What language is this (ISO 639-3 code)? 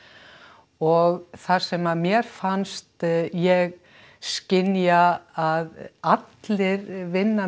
isl